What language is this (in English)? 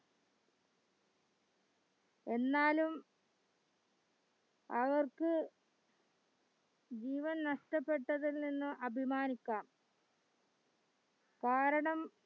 Malayalam